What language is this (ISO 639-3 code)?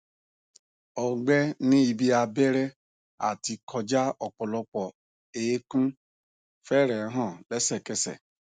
yor